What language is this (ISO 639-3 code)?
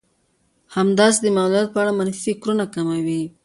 pus